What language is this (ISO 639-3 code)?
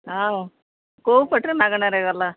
ori